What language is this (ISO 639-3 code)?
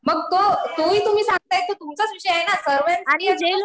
mar